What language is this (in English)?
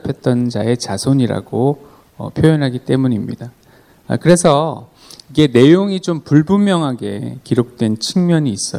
Korean